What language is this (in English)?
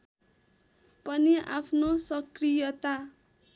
Nepali